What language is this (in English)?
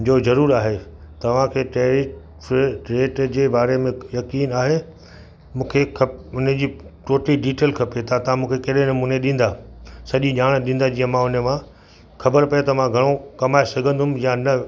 Sindhi